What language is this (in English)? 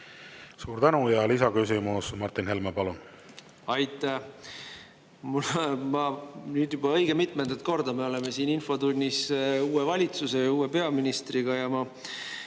Estonian